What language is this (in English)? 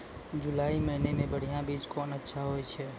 Maithili